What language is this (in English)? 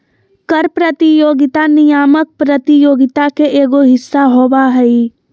Magahi